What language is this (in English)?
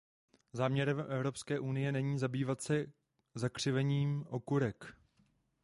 Czech